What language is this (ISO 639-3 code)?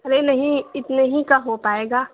urd